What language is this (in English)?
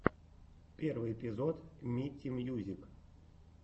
Russian